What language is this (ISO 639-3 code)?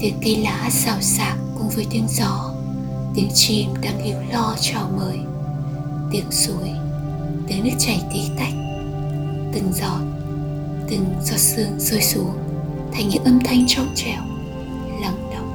vie